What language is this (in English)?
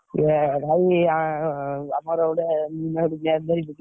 Odia